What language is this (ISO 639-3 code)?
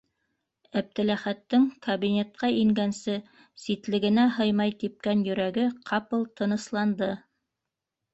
bak